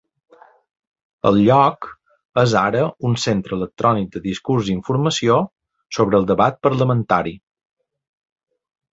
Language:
Catalan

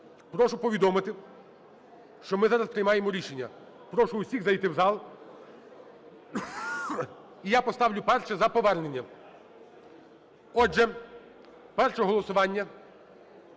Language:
Ukrainian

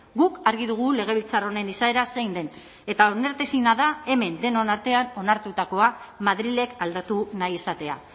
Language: Basque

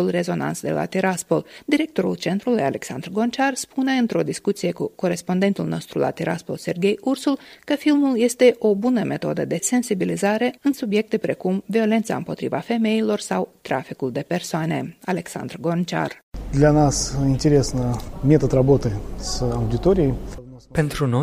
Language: Romanian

